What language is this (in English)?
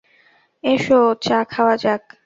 Bangla